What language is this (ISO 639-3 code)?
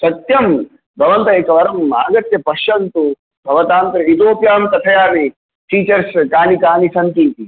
san